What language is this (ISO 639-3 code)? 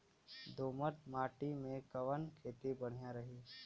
bho